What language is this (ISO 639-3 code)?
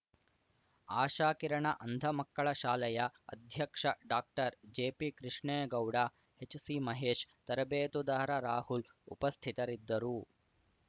kan